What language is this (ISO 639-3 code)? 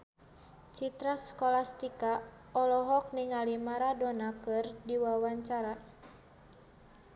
sun